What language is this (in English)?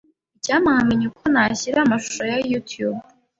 Kinyarwanda